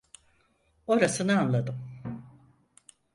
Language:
Turkish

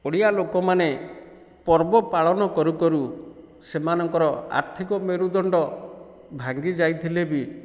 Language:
Odia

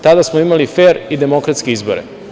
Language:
Serbian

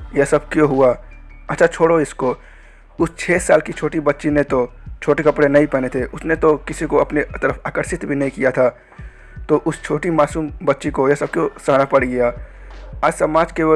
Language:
Hindi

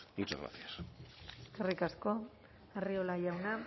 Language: Basque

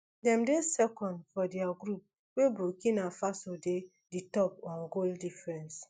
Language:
Nigerian Pidgin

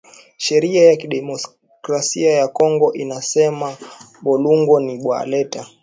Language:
Swahili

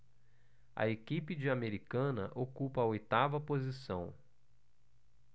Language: Portuguese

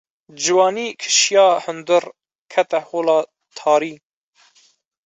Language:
Kurdish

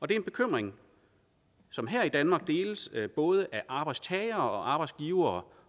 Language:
Danish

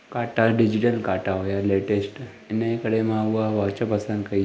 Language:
Sindhi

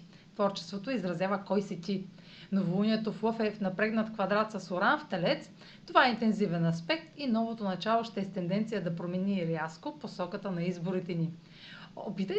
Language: Bulgarian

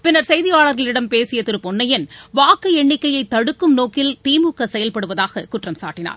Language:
Tamil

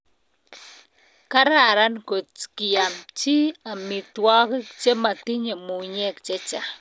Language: Kalenjin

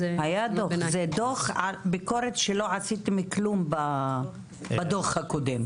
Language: Hebrew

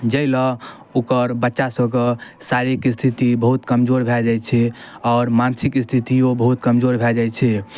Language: Maithili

